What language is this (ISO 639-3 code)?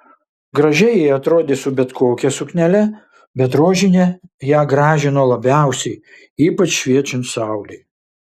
lit